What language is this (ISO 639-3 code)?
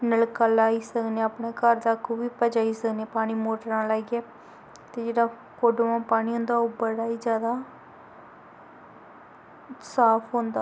doi